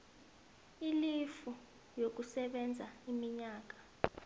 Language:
South Ndebele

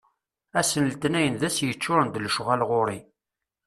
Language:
Kabyle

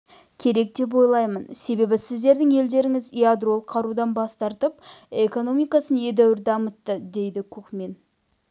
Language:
Kazakh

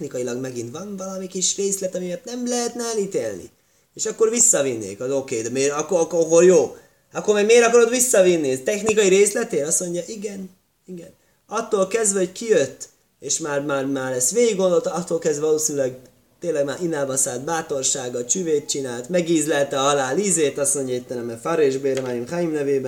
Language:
Hungarian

